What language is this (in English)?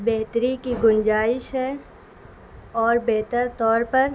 Urdu